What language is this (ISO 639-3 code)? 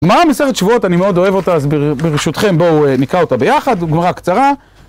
heb